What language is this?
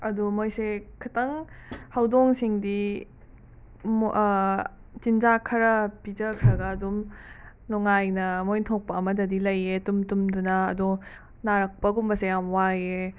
Manipuri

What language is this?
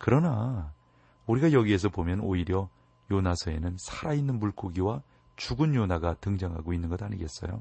Korean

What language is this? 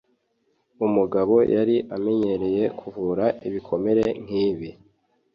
Kinyarwanda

